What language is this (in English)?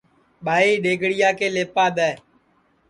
Sansi